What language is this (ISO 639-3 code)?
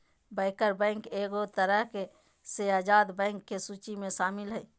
mag